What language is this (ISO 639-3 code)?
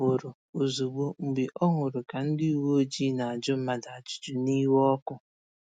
ibo